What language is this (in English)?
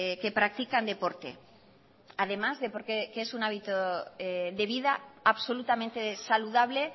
Spanish